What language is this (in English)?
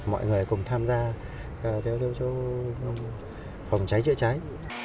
Vietnamese